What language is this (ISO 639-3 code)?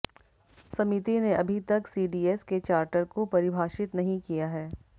hin